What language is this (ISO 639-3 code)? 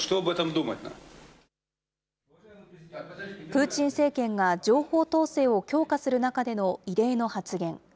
jpn